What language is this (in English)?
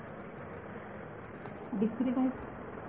Marathi